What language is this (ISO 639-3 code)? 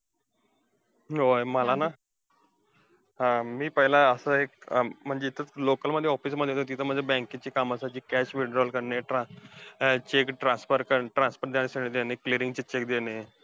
mar